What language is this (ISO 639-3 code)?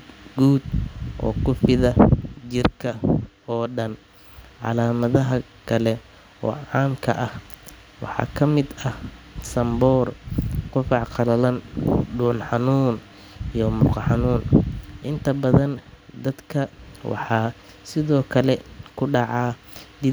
som